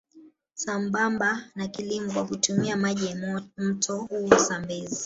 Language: Swahili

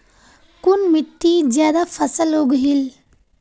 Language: Magahi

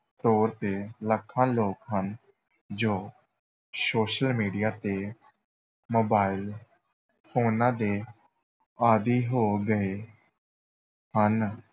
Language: Punjabi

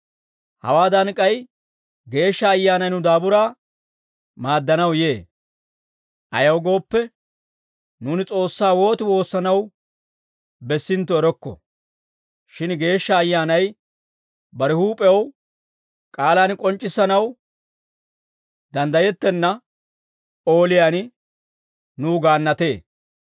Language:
Dawro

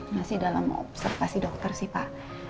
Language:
Indonesian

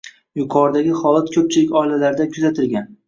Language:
Uzbek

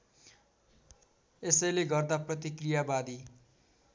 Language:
Nepali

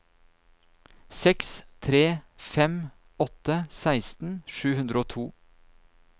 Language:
Norwegian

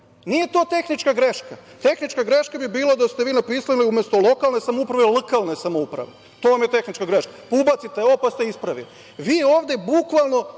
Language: Serbian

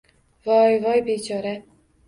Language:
Uzbek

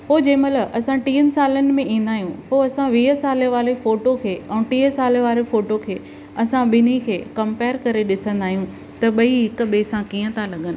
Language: Sindhi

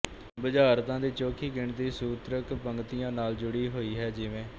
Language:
Punjabi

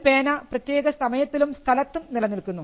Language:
Malayalam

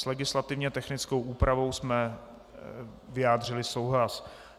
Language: Czech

